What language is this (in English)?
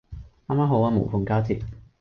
Cantonese